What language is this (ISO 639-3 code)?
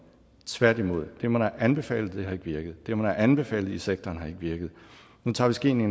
dan